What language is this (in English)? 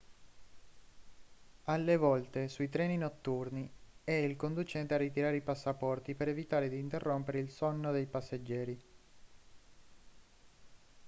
Italian